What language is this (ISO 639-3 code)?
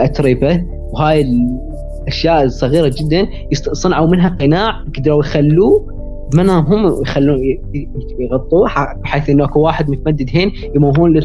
ara